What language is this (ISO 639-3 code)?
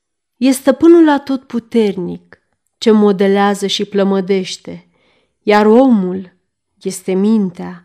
ron